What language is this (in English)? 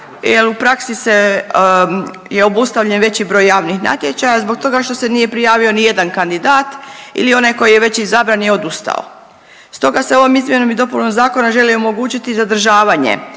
Croatian